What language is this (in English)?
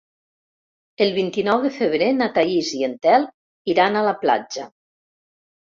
Catalan